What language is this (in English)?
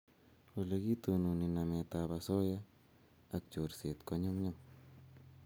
Kalenjin